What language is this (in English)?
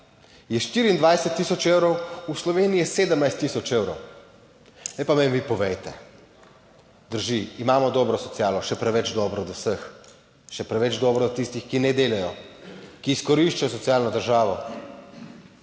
Slovenian